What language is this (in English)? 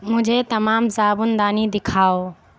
Urdu